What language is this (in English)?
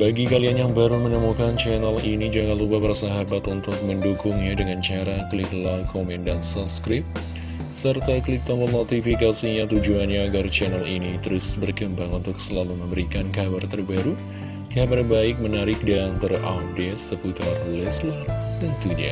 Indonesian